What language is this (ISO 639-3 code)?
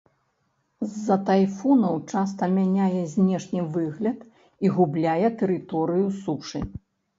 bel